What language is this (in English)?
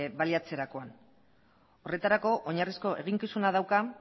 Basque